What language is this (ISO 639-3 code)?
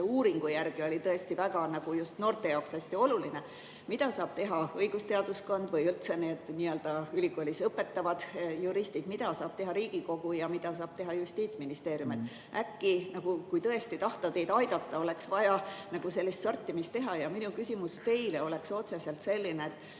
est